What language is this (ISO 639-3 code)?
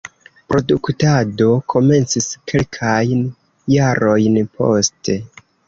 epo